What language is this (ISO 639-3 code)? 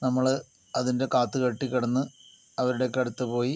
mal